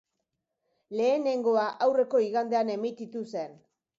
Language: Basque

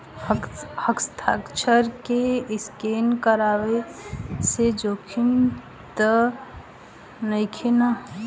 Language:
Bhojpuri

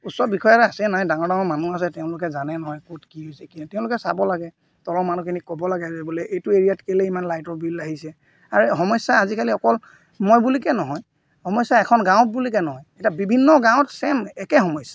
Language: Assamese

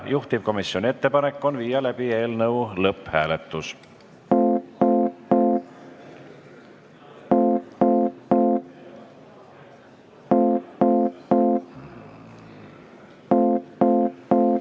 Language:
Estonian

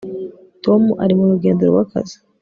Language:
Kinyarwanda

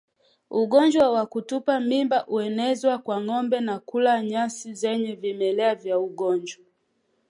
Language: Swahili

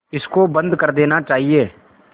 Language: Hindi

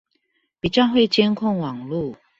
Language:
Chinese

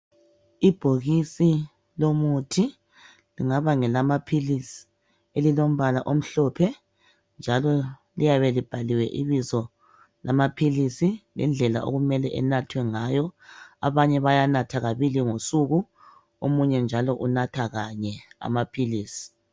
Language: North Ndebele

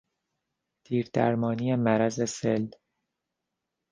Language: Persian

